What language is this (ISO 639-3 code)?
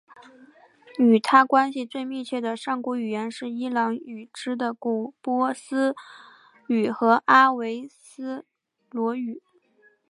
zho